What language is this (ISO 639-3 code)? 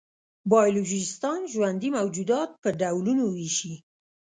pus